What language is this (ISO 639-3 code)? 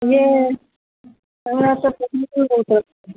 mai